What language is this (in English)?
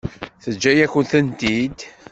Kabyle